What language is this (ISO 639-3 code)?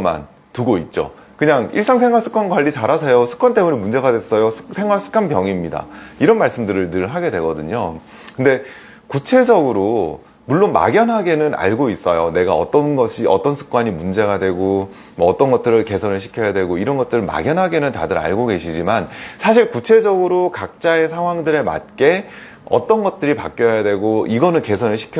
kor